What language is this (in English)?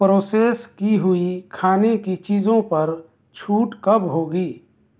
Urdu